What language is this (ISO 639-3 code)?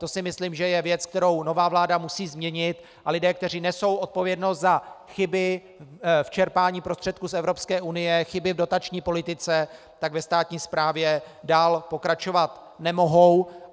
ces